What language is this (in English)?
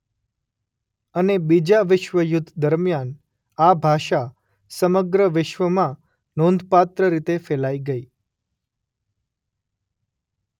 Gujarati